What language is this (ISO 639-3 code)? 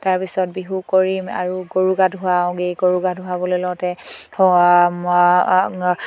asm